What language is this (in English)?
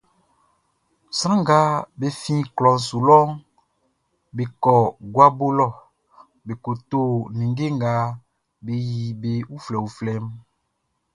Baoulé